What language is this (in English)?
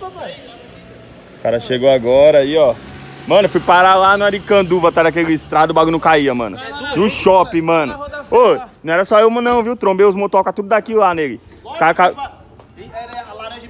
Portuguese